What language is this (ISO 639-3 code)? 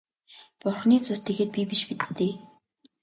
mon